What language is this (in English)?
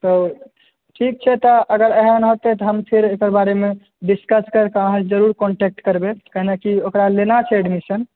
Maithili